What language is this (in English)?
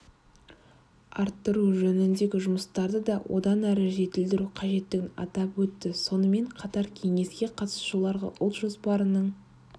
Kazakh